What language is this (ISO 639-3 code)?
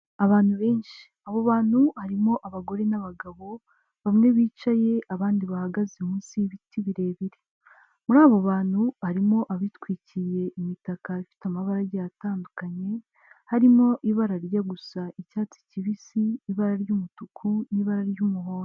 kin